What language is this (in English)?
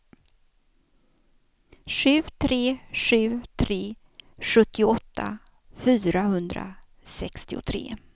Swedish